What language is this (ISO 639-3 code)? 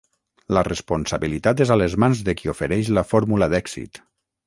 cat